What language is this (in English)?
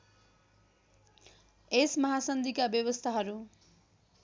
Nepali